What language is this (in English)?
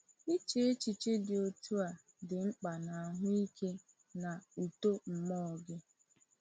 Igbo